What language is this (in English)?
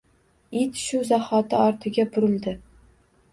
Uzbek